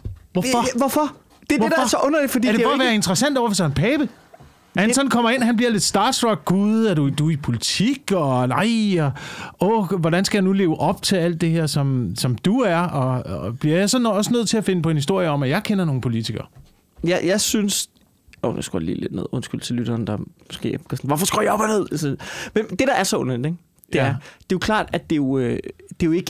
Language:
Danish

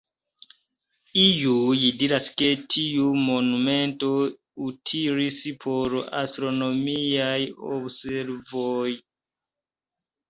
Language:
Esperanto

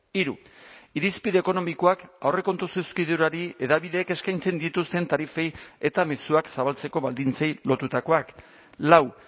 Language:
Basque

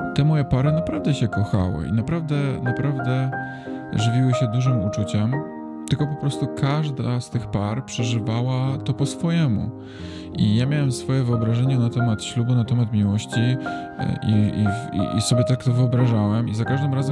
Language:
Polish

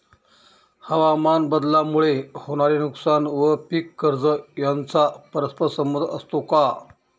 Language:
Marathi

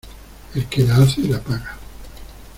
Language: Spanish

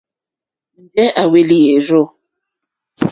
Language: Mokpwe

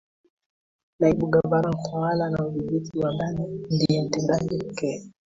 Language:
Swahili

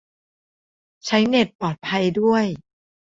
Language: Thai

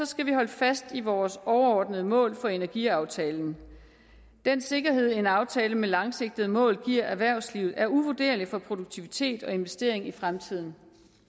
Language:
Danish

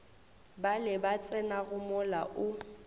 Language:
Northern Sotho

